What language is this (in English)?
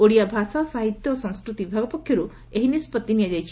Odia